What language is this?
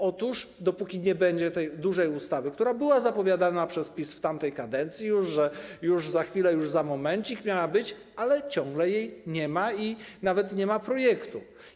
Polish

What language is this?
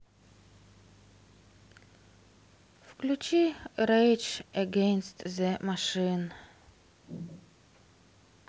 Russian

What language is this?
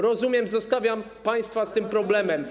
Polish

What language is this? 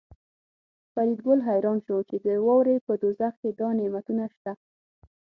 Pashto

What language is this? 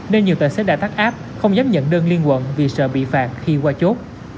Vietnamese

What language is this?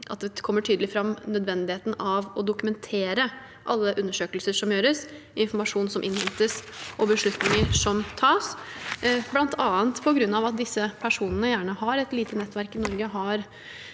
Norwegian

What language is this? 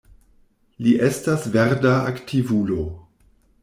Esperanto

